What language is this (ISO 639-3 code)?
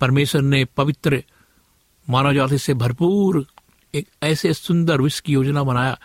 hin